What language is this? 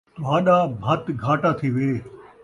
Saraiki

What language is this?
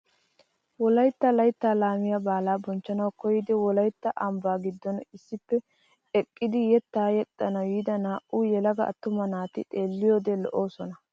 Wolaytta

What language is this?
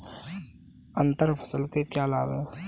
Hindi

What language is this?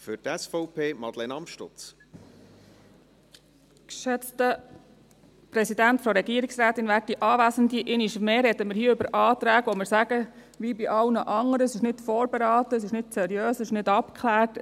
Swiss German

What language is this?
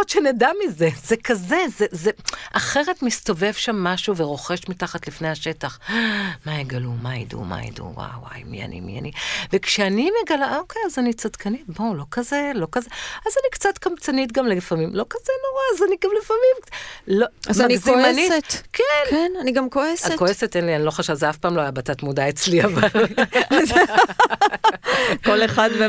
Hebrew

